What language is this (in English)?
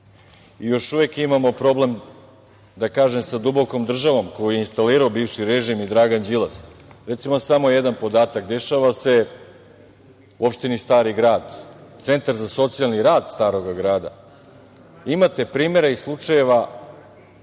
Serbian